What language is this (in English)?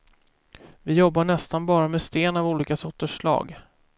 Swedish